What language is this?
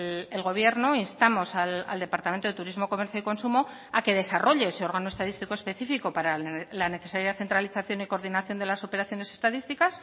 Spanish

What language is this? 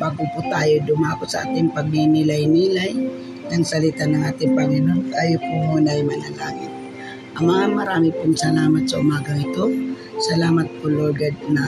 Filipino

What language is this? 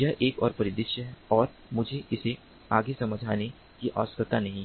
Hindi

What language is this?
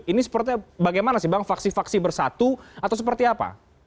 Indonesian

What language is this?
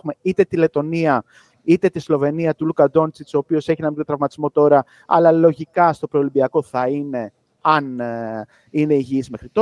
Greek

